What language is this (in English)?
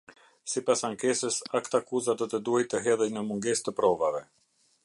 Albanian